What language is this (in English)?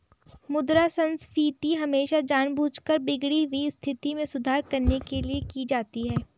Hindi